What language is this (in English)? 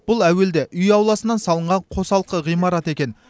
Kazakh